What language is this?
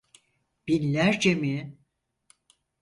Turkish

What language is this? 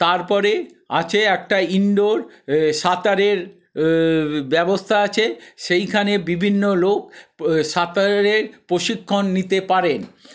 Bangla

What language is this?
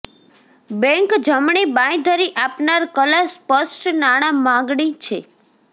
Gujarati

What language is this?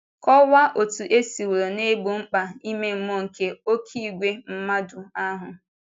Igbo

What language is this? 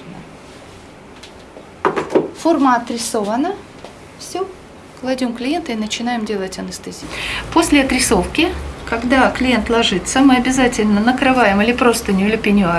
Russian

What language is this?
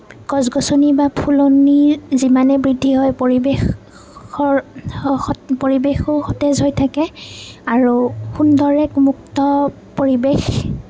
Assamese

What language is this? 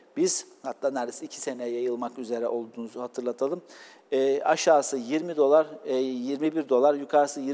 Turkish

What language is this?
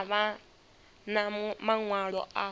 Venda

